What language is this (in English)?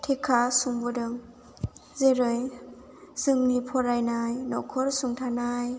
Bodo